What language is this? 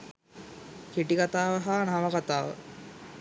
Sinhala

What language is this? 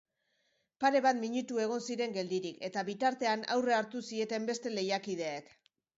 Basque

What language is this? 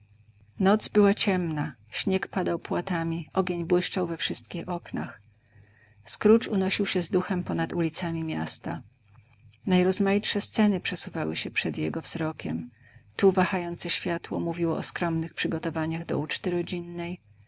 Polish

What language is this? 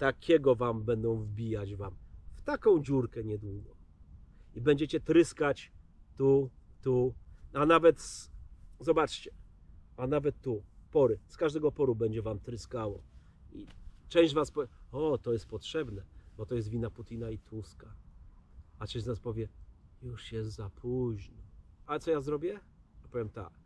Polish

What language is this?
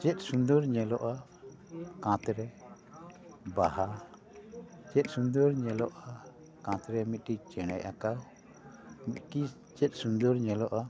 Santali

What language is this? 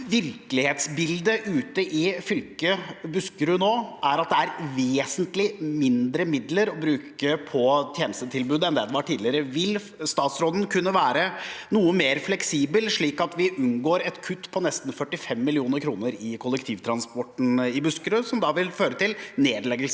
Norwegian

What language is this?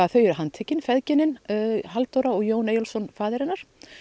Icelandic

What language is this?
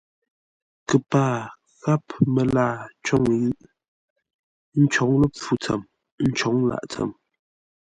Ngombale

